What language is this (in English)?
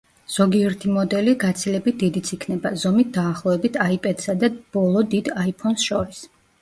Georgian